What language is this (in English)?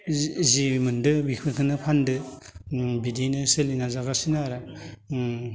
Bodo